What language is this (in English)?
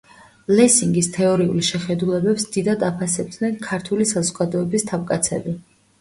Georgian